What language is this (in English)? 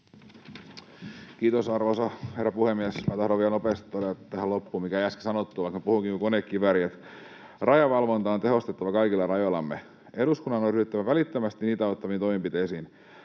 Finnish